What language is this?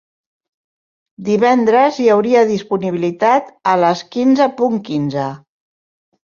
Catalan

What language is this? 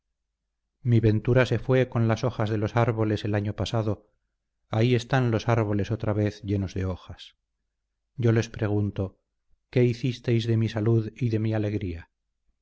Spanish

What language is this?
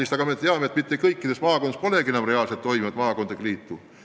Estonian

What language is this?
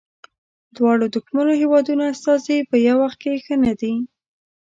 Pashto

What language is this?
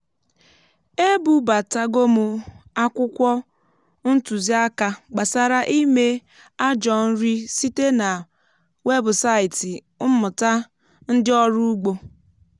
Igbo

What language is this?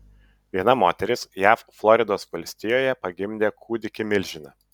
Lithuanian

